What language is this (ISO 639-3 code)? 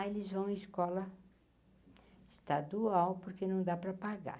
por